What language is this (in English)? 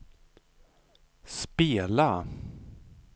Swedish